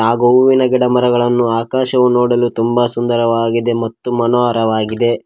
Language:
Kannada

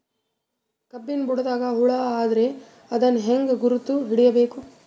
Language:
Kannada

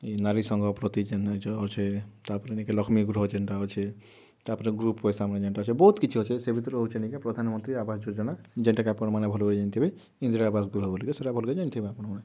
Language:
Odia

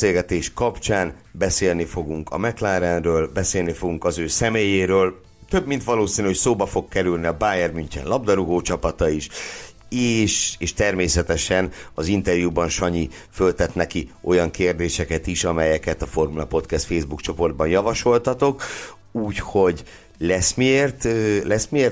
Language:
Hungarian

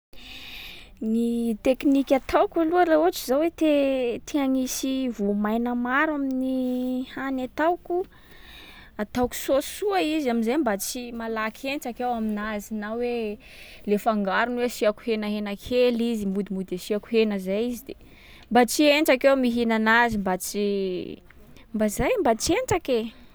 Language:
Sakalava Malagasy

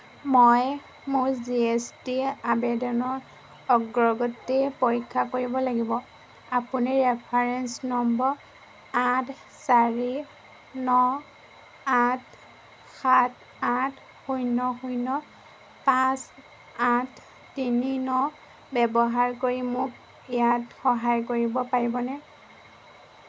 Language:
Assamese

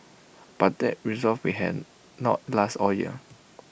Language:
English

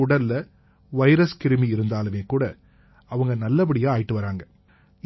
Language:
Tamil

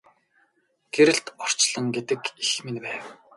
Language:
Mongolian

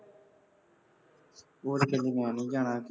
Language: Punjabi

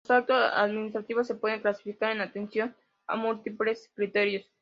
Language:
Spanish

